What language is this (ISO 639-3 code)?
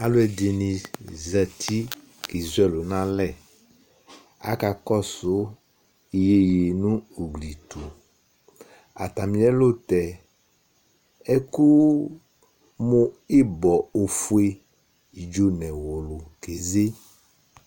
kpo